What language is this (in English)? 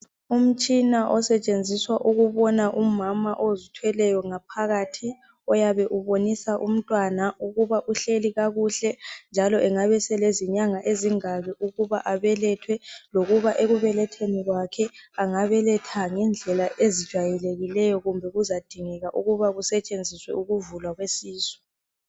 North Ndebele